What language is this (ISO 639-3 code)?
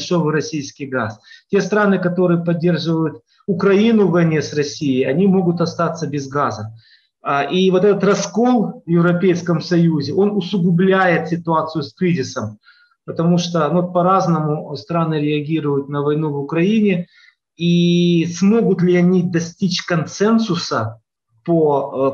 rus